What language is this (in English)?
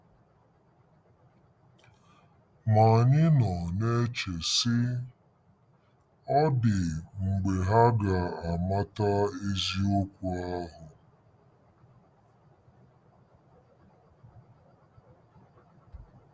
Igbo